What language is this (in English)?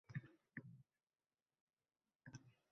Uzbek